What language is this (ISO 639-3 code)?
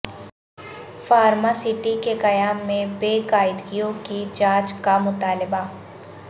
urd